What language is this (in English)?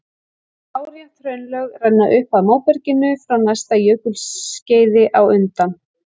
Icelandic